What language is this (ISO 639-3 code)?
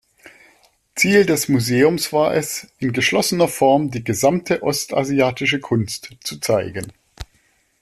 deu